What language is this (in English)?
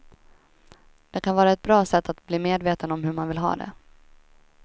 Swedish